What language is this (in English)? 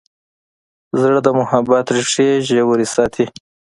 Pashto